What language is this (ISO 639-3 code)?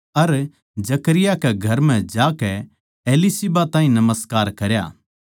bgc